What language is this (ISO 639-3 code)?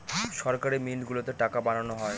ben